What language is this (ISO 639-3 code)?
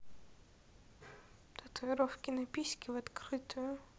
rus